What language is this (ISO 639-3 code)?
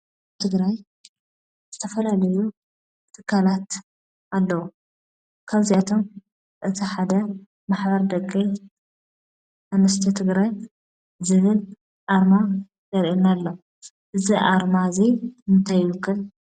tir